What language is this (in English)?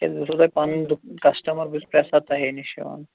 Kashmiri